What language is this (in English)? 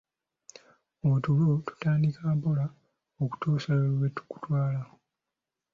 Ganda